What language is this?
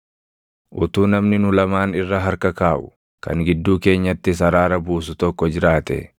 Oromo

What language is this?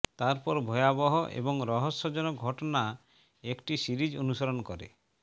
Bangla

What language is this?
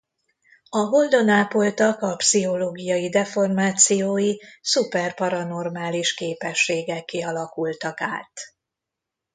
Hungarian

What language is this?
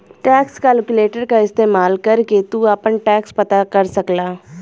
Bhojpuri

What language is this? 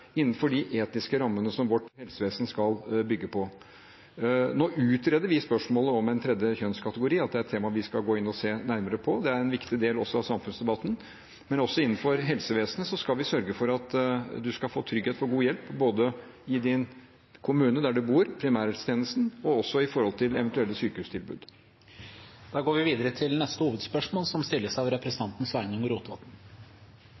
Norwegian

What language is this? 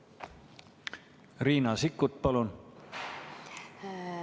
Estonian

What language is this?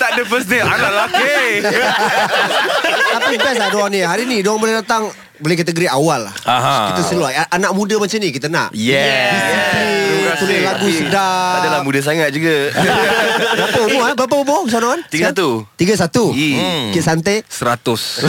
Malay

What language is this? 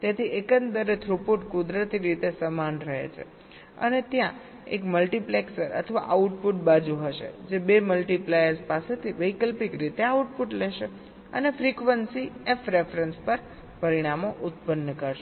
Gujarati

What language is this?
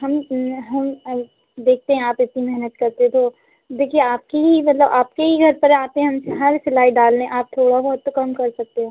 Hindi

